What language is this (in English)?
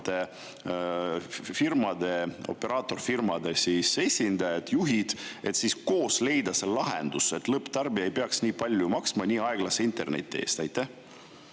Estonian